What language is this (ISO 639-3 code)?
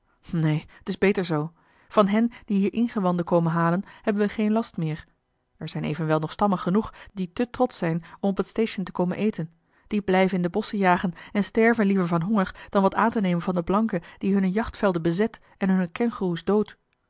nld